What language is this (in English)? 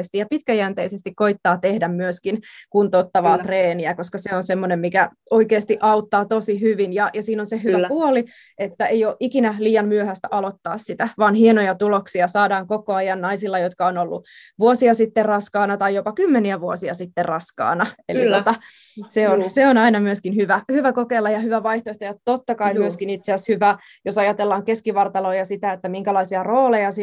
Finnish